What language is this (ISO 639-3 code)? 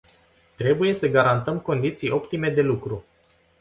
ron